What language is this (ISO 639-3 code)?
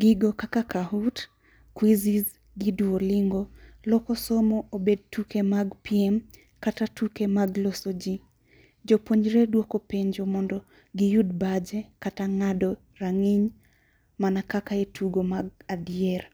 luo